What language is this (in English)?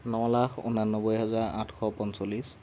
Assamese